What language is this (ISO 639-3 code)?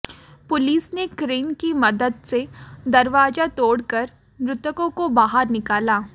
hin